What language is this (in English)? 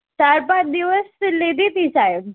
Gujarati